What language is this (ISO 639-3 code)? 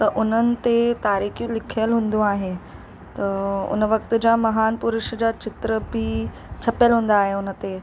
snd